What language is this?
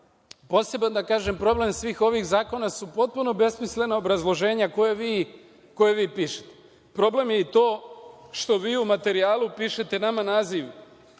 Serbian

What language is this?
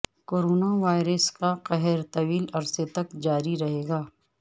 Urdu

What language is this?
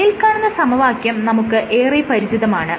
Malayalam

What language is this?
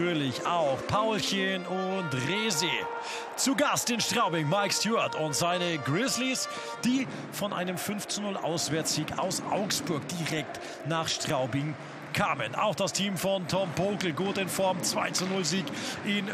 German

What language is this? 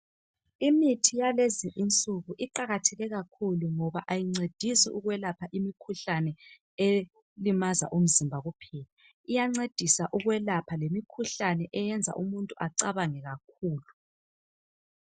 North Ndebele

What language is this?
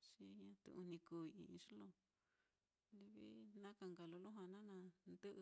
Mitlatongo Mixtec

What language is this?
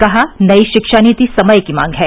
Hindi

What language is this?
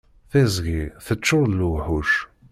Kabyle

